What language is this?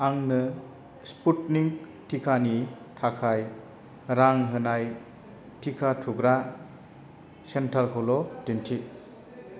Bodo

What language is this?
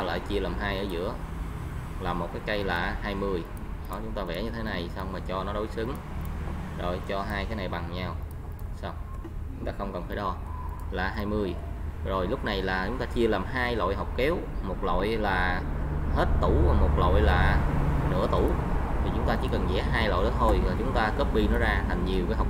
Vietnamese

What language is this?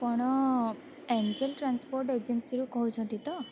Odia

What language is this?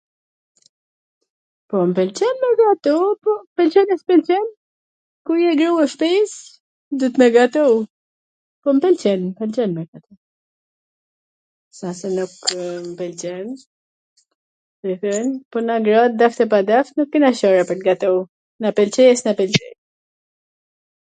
Gheg Albanian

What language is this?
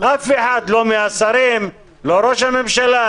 Hebrew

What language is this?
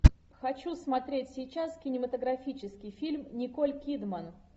Russian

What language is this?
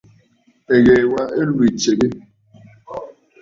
Bafut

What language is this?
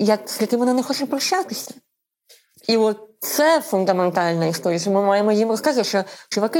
Ukrainian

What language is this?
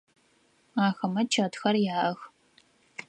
Adyghe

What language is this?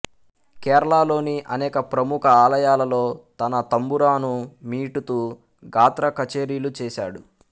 Telugu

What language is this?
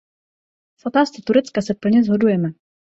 Czech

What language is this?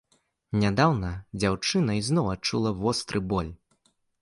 Belarusian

